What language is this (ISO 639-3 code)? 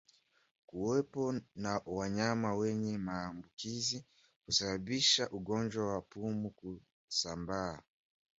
swa